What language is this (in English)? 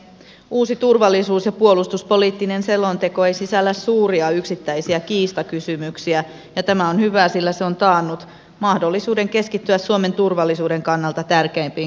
Finnish